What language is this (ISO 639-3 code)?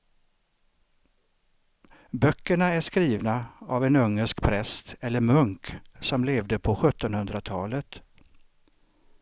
swe